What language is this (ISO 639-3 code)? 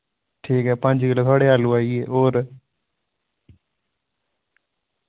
doi